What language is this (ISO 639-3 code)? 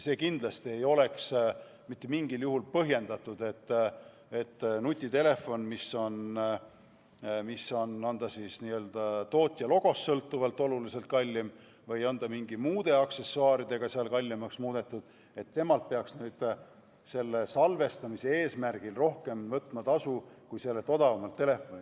est